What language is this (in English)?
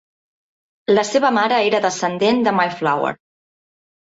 Catalan